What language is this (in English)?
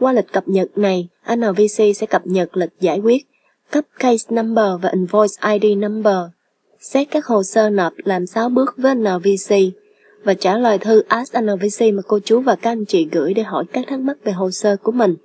Vietnamese